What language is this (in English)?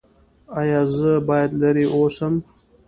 Pashto